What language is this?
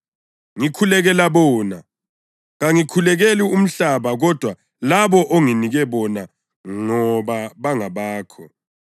North Ndebele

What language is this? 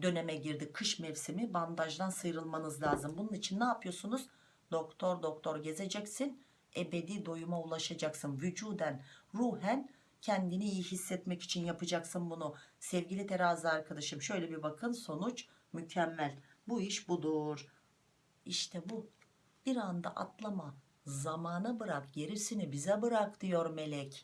Turkish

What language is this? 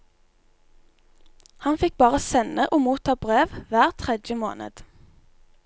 Norwegian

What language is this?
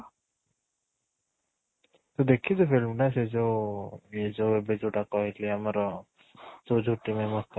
Odia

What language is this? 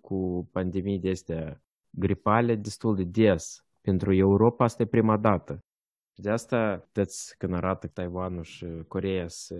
Romanian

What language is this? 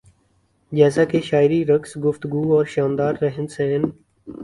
Urdu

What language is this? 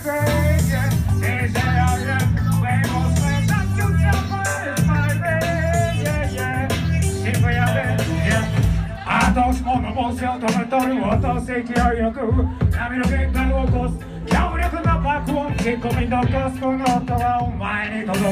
Dutch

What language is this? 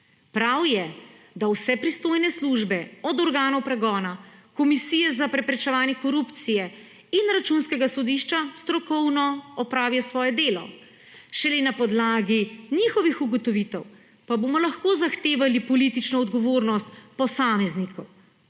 Slovenian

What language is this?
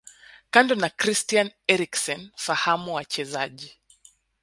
Swahili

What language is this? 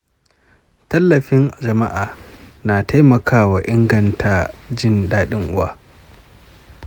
Hausa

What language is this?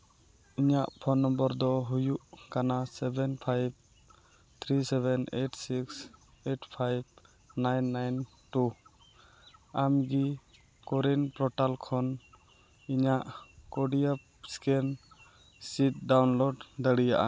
Santali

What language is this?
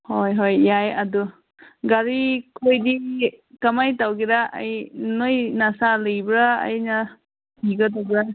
Manipuri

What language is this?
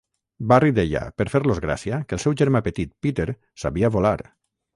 Catalan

